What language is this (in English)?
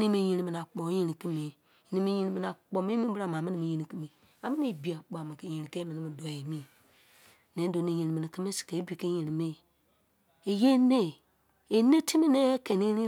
Izon